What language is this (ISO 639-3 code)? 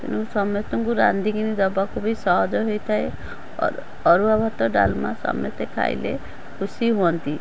ori